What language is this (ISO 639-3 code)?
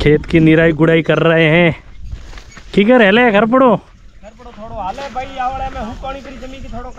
hin